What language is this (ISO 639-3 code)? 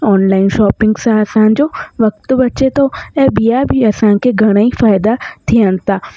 snd